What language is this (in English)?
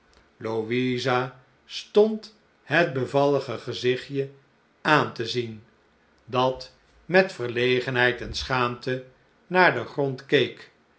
Dutch